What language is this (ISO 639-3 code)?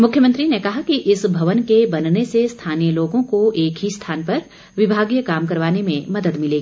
hin